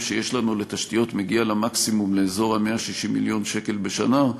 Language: Hebrew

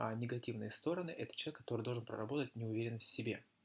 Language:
Russian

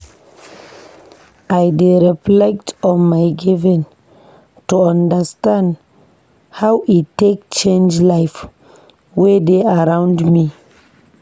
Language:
Nigerian Pidgin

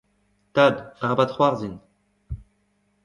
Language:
Breton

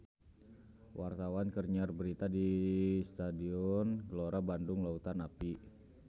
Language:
Sundanese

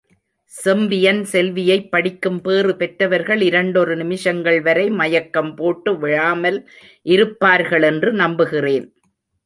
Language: Tamil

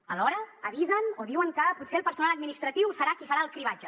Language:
Catalan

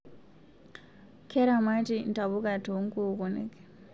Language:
Masai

